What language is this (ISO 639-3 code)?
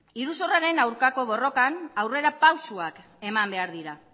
eus